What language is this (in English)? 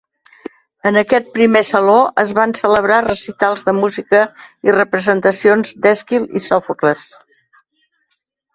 Catalan